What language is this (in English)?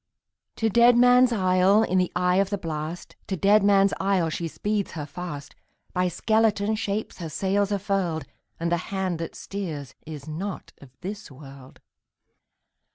English